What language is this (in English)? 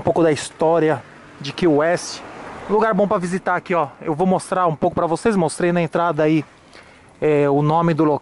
Portuguese